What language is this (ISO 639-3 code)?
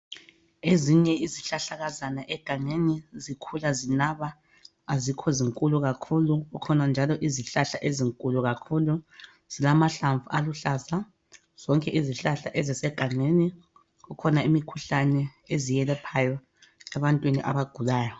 nde